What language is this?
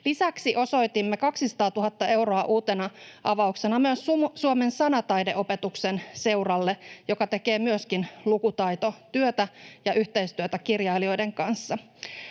Finnish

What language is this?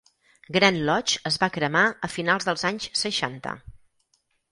Catalan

